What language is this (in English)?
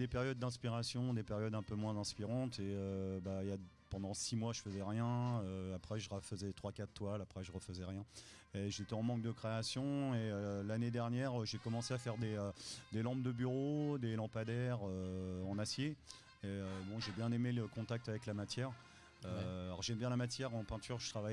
French